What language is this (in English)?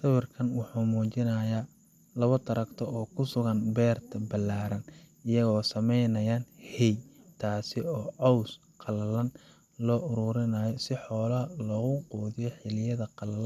Somali